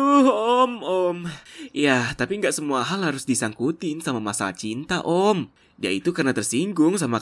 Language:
Indonesian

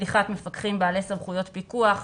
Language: Hebrew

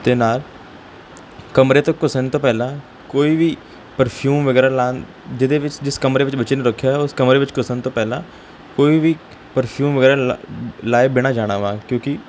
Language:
Punjabi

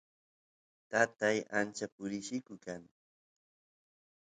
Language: Santiago del Estero Quichua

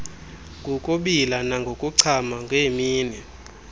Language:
Xhosa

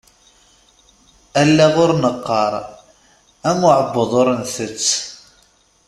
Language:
Kabyle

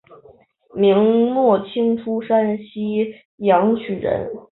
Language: Chinese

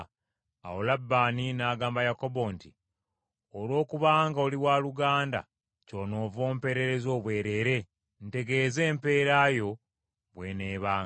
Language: Ganda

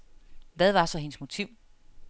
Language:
Danish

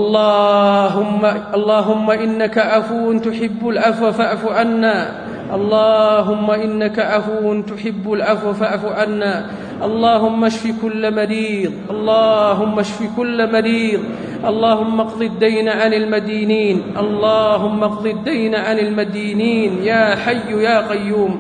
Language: Arabic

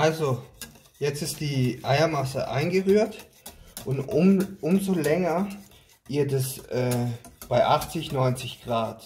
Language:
German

